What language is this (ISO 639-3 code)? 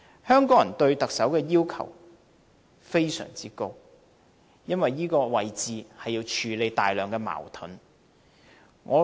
yue